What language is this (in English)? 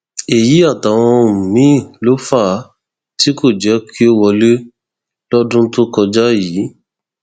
Yoruba